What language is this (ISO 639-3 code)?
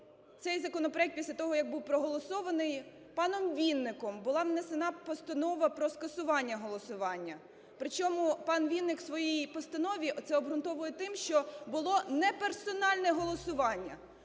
ukr